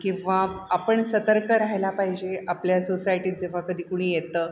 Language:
Marathi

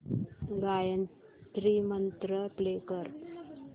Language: Marathi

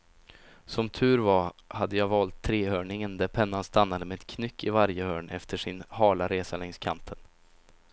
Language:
Swedish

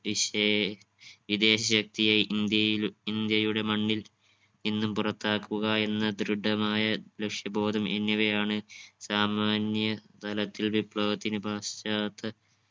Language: Malayalam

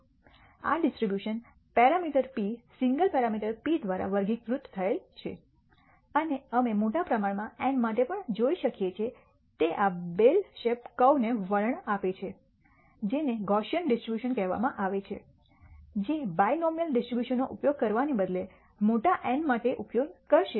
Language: Gujarati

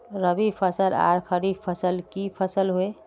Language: Magahi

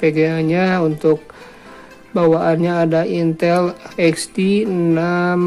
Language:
Indonesian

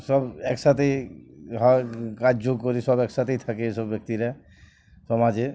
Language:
Bangla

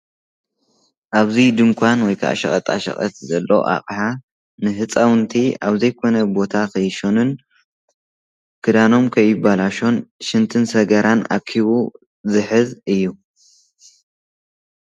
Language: Tigrinya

